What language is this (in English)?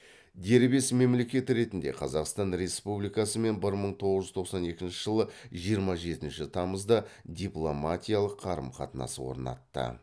Kazakh